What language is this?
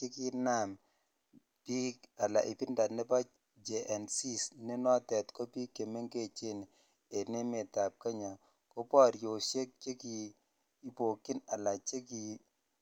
Kalenjin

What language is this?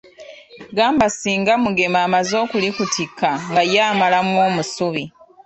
Ganda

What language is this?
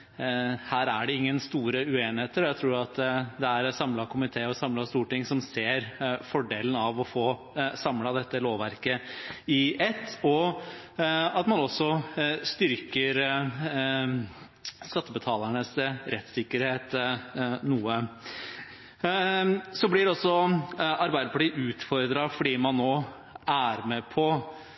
Norwegian Bokmål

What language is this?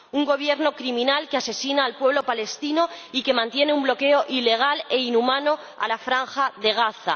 Spanish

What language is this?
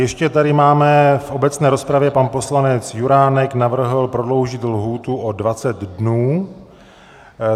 Czech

